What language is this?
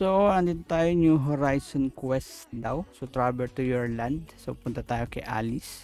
Filipino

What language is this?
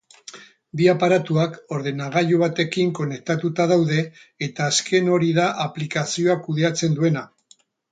Basque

